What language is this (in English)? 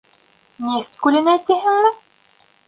Bashkir